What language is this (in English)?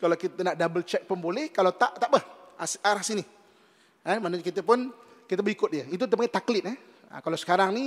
Malay